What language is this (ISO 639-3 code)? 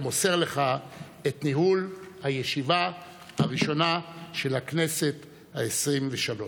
heb